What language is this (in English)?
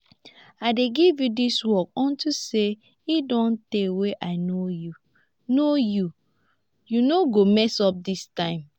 Nigerian Pidgin